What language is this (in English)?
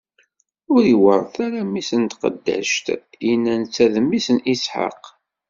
Kabyle